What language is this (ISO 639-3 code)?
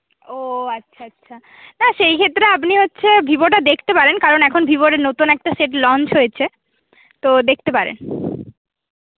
ben